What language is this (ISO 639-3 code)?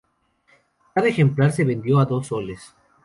spa